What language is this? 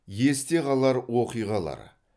Kazakh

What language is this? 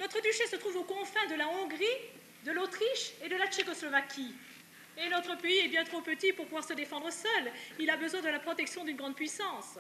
French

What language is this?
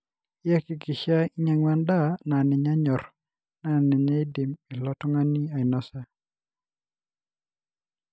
Masai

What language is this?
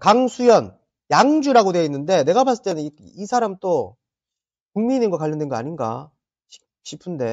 Korean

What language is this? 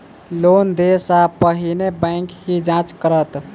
Maithili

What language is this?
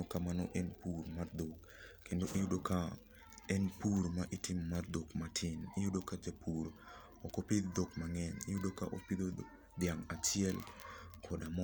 Luo (Kenya and Tanzania)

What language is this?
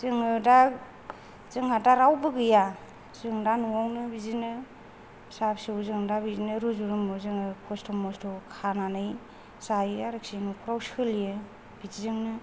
Bodo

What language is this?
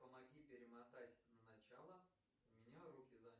Russian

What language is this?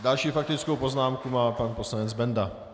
Czech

